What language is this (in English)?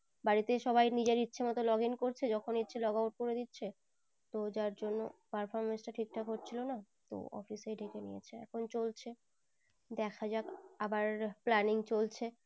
Bangla